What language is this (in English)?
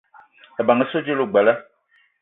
Eton (Cameroon)